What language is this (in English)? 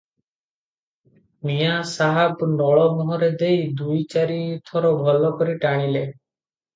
Odia